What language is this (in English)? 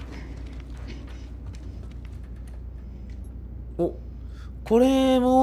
Japanese